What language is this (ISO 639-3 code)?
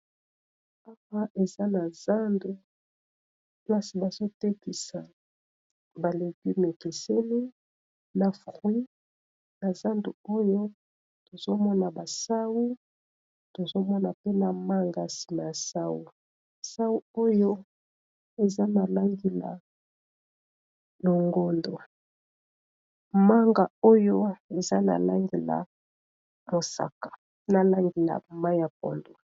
lin